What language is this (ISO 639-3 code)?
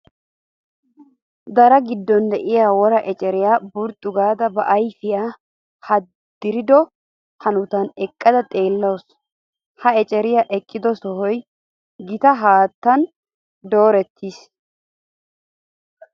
wal